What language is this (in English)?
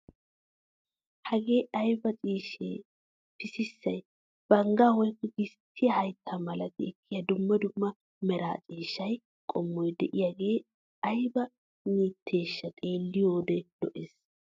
Wolaytta